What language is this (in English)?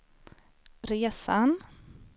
Swedish